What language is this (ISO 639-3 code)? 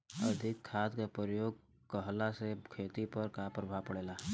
bho